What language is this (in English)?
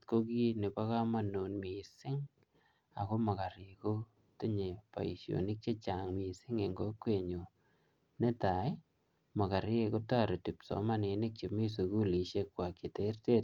Kalenjin